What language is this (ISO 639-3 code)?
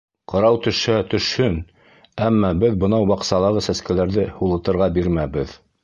bak